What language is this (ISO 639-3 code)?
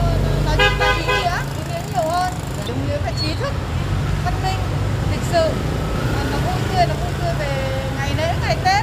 vie